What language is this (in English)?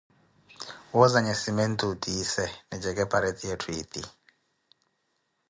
Koti